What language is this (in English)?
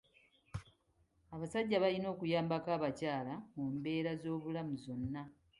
Ganda